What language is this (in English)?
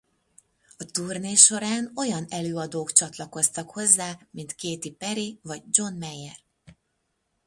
Hungarian